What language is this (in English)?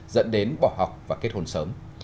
Vietnamese